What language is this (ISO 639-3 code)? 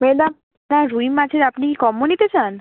ben